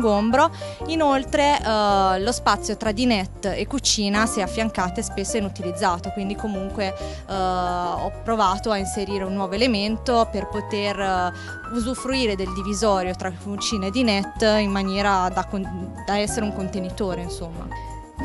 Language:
Italian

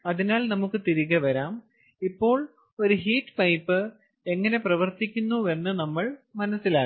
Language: Malayalam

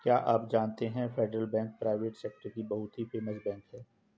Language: Hindi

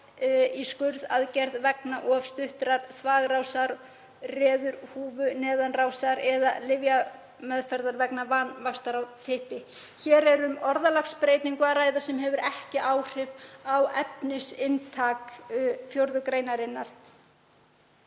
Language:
Icelandic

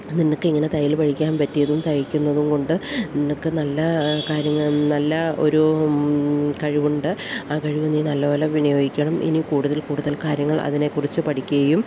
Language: Malayalam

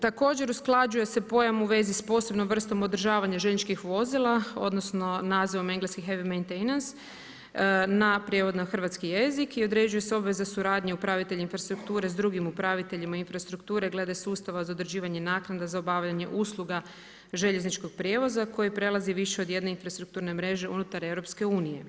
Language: Croatian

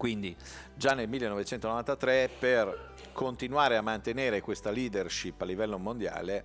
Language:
Italian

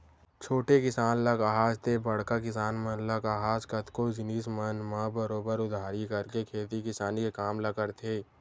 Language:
Chhattisgarhi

